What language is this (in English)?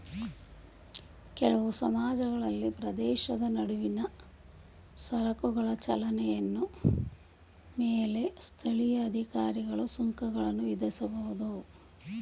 Kannada